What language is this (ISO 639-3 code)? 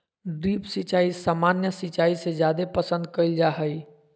mag